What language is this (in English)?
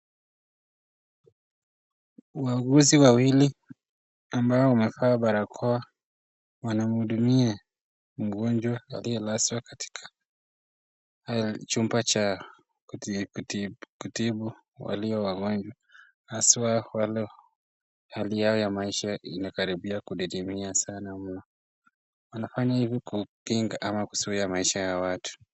Swahili